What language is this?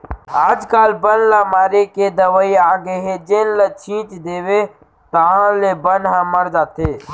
Chhattisgarhi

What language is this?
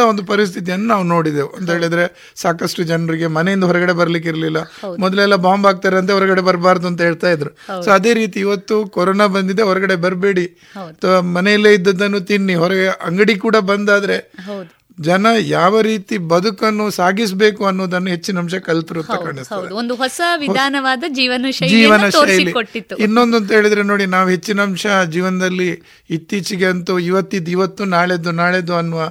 Kannada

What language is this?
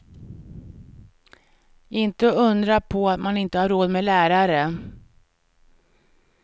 Swedish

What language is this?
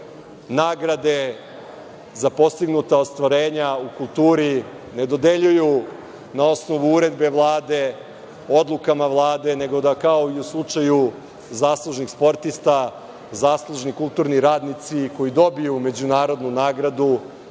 Serbian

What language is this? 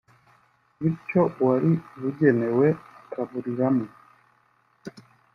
Kinyarwanda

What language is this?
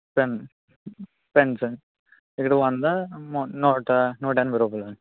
Telugu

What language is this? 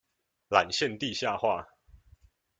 Chinese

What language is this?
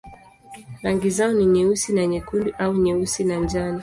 Swahili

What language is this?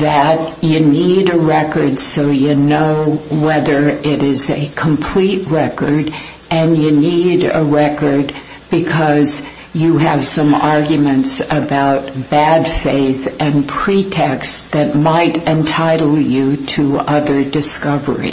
English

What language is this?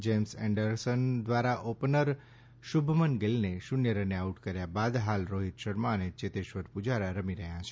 Gujarati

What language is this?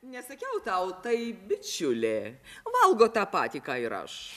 Lithuanian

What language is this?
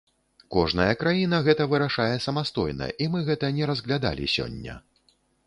Belarusian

